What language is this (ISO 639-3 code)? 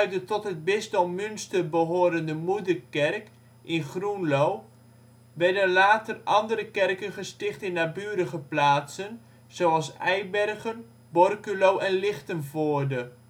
nld